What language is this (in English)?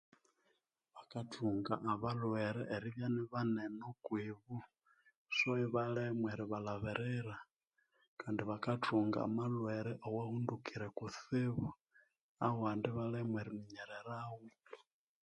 Konzo